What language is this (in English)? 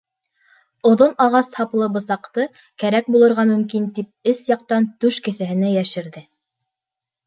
Bashkir